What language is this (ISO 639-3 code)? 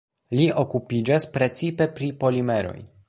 epo